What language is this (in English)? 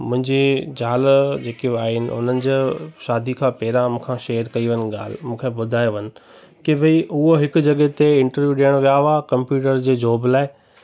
Sindhi